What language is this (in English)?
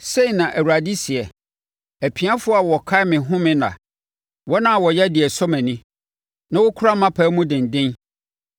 Akan